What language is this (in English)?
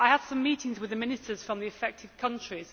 English